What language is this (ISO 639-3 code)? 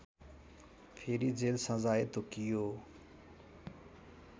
nep